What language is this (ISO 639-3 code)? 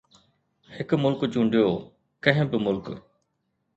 snd